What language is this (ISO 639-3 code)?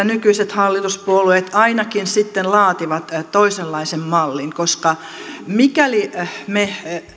fin